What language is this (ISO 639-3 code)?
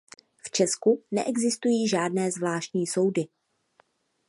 ces